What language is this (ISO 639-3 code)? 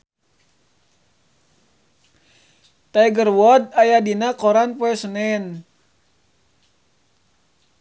sun